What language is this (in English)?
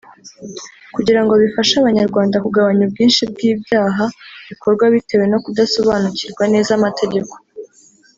Kinyarwanda